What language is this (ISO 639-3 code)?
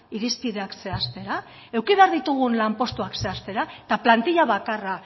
eus